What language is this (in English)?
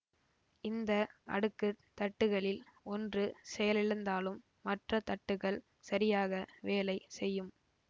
Tamil